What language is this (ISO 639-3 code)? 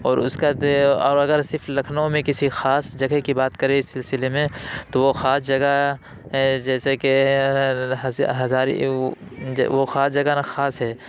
urd